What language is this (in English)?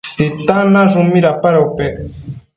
Matsés